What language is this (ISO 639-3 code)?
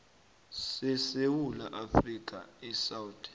nbl